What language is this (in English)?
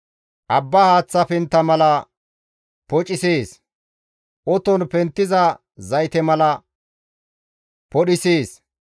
Gamo